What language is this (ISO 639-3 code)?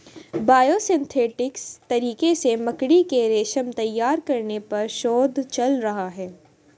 hin